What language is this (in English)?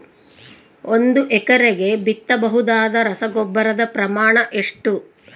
Kannada